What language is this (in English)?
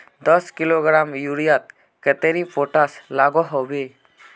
Magahi